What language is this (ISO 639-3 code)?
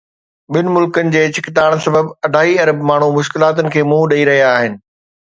snd